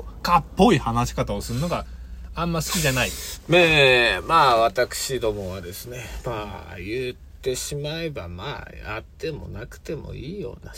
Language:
Japanese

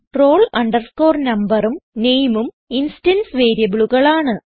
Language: Malayalam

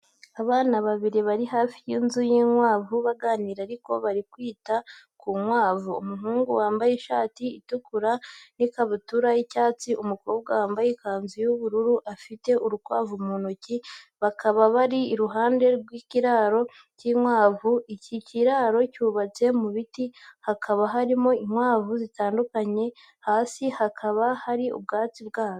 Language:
Kinyarwanda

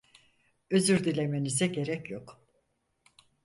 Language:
Turkish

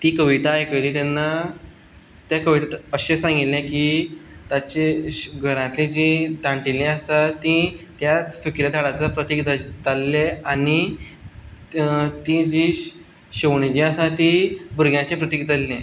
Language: Konkani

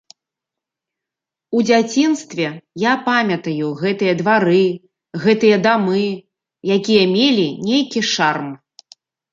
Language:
Belarusian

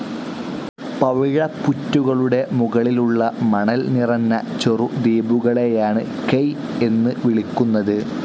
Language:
Malayalam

